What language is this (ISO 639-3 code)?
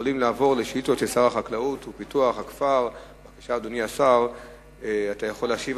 heb